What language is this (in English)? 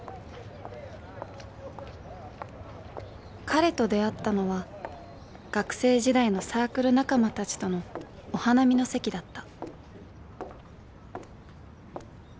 Japanese